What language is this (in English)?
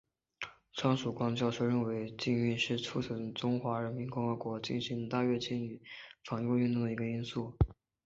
Chinese